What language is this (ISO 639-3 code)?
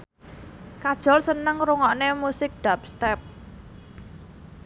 jav